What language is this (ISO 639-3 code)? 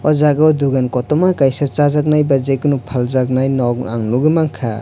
trp